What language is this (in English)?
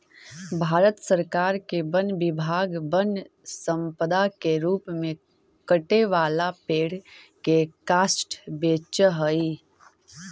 Magahi